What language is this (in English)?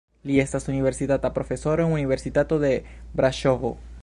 Esperanto